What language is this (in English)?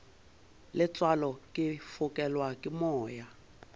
Northern Sotho